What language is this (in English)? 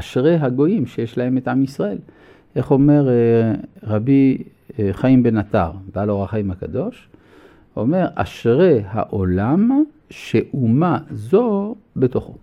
Hebrew